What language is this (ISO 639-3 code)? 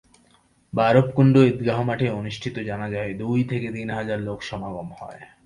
ben